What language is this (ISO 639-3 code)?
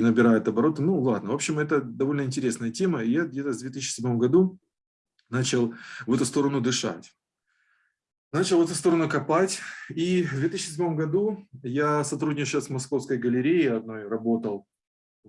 rus